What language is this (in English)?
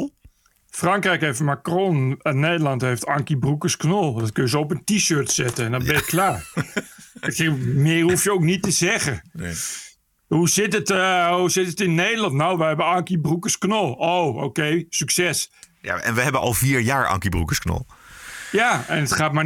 Dutch